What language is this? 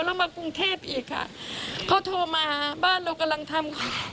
Thai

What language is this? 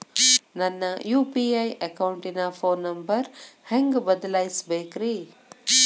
Kannada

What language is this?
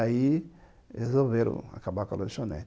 Portuguese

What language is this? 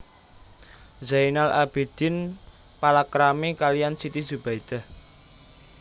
Javanese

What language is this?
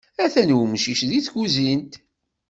Kabyle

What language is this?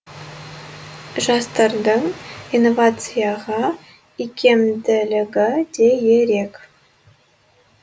Kazakh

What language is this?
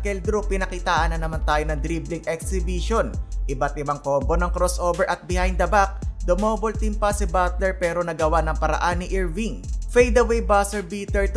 Filipino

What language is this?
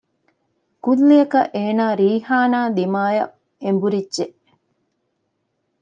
Divehi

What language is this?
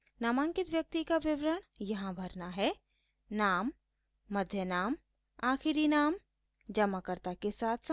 Hindi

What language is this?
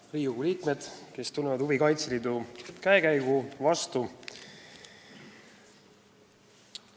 Estonian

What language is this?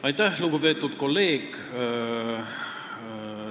Estonian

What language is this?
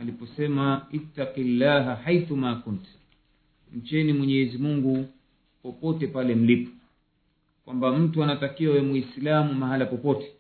Swahili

